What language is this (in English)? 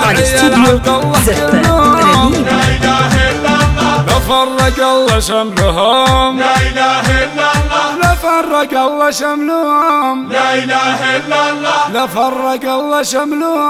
Turkish